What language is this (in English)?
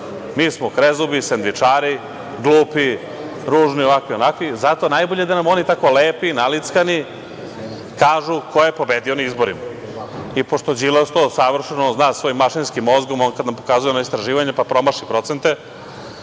Serbian